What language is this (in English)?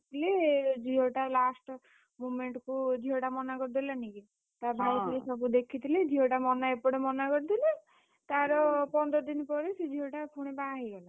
Odia